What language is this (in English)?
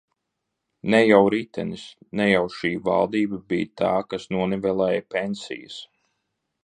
Latvian